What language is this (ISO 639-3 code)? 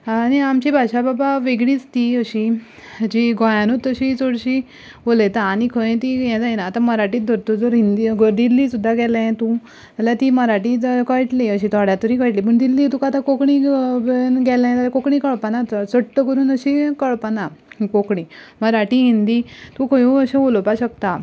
kok